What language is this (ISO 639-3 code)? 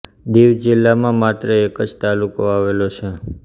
guj